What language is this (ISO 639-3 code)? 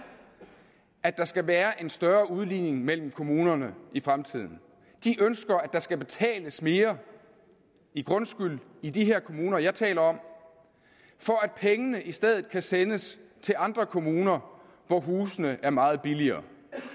dan